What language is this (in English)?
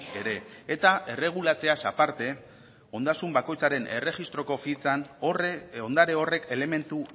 Basque